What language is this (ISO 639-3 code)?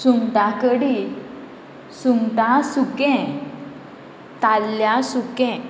kok